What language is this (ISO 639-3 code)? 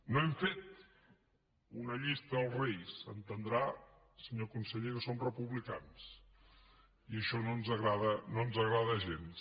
cat